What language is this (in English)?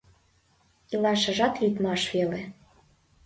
Mari